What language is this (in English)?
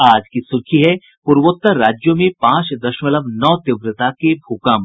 Hindi